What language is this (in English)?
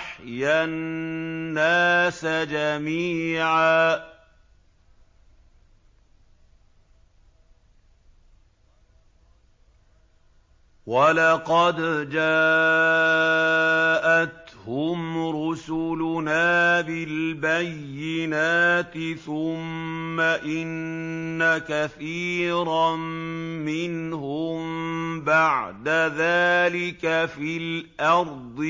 Arabic